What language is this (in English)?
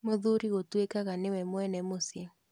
Kikuyu